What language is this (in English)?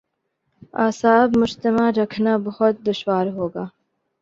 Urdu